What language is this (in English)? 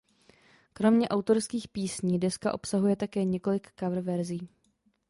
Czech